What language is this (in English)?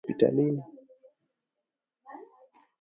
Swahili